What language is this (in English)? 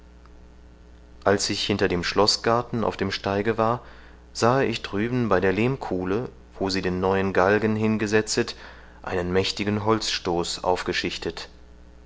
German